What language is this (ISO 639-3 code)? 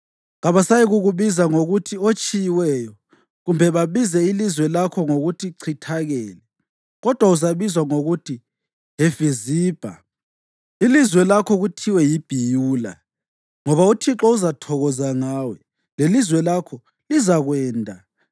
nde